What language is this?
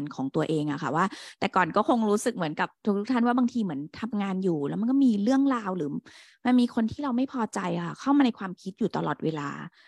Thai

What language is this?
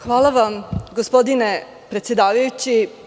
Serbian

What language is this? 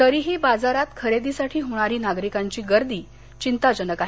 Marathi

